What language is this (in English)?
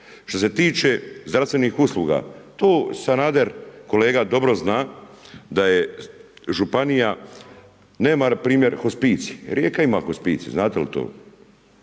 Croatian